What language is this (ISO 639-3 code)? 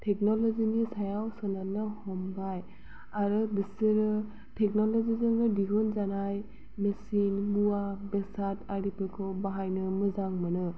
brx